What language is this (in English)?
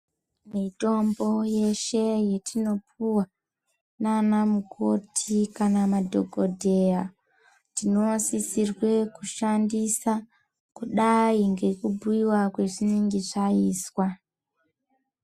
Ndau